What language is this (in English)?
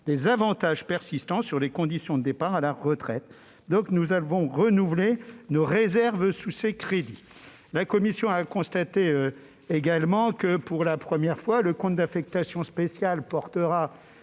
French